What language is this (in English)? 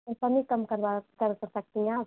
Hindi